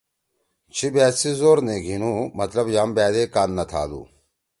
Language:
Torwali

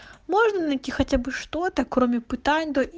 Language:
Russian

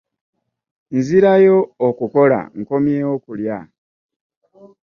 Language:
Ganda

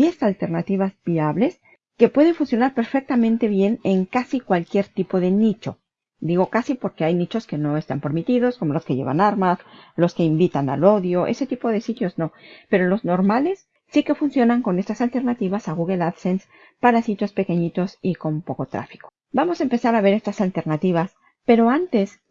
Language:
Spanish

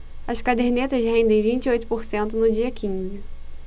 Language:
Portuguese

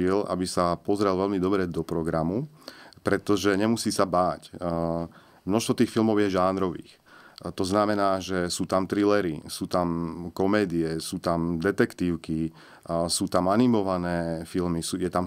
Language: Slovak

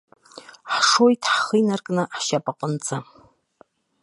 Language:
Abkhazian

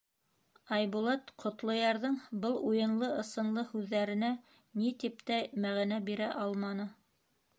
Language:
Bashkir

